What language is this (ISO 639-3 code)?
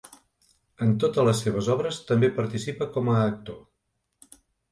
cat